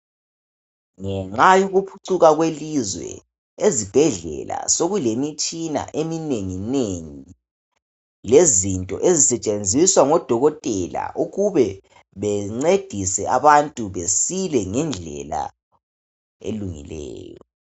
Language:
North Ndebele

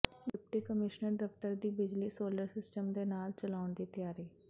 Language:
Punjabi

